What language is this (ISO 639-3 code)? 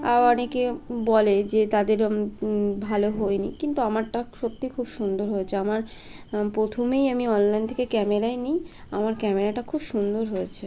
ben